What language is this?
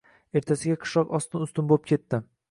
Uzbek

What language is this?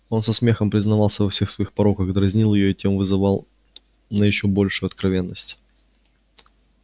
Russian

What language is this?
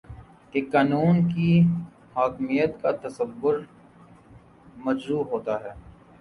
Urdu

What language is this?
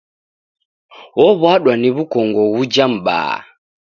Taita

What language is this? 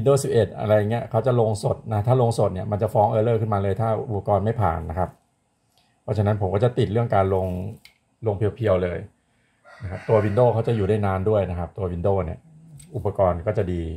Thai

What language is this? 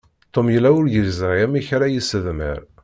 Kabyle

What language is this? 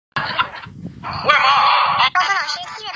Chinese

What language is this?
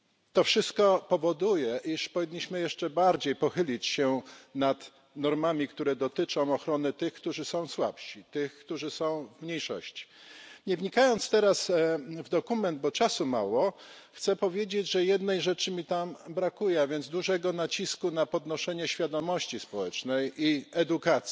Polish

